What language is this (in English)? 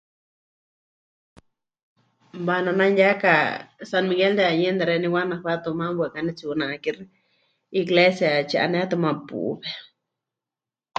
Huichol